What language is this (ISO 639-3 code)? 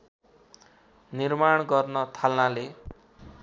nep